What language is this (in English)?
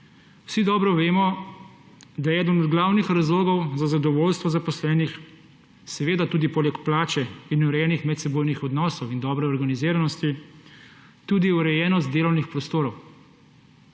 Slovenian